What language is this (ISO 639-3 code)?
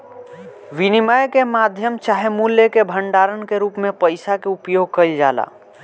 bho